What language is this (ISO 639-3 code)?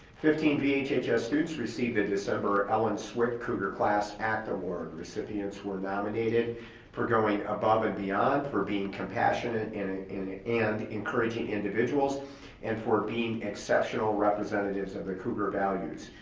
eng